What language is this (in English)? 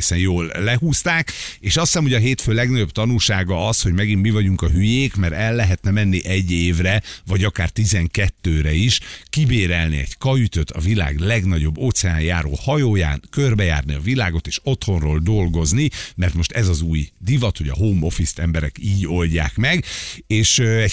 Hungarian